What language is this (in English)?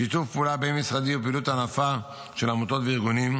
Hebrew